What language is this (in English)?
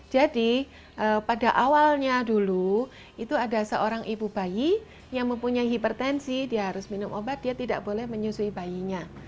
Indonesian